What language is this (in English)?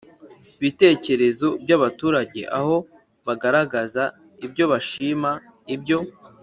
Kinyarwanda